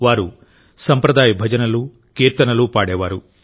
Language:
Telugu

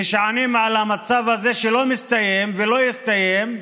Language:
Hebrew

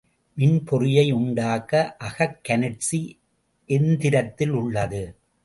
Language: Tamil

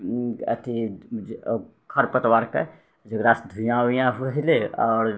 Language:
Maithili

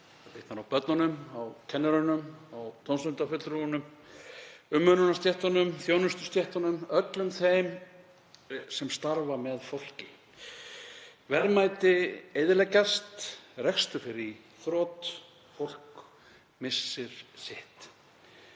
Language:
Icelandic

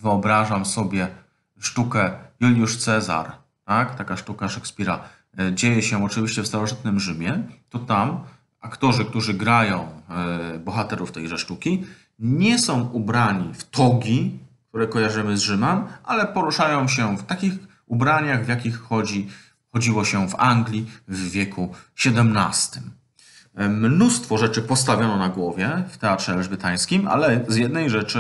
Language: Polish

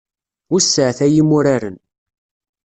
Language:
Kabyle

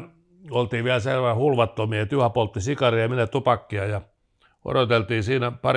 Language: Finnish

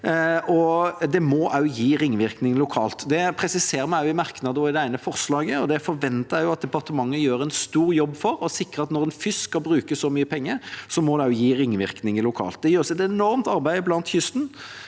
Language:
Norwegian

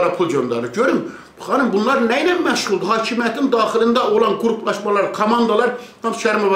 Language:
Turkish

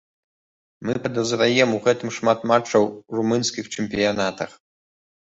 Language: Belarusian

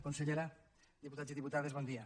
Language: Catalan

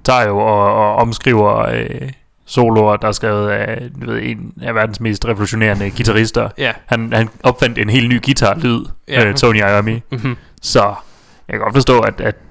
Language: Danish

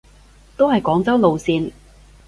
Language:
Cantonese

